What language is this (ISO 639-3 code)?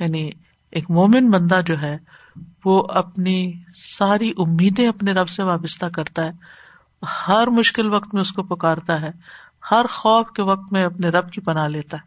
urd